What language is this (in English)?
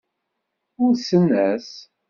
Kabyle